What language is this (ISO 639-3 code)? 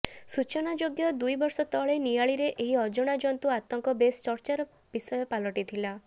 ori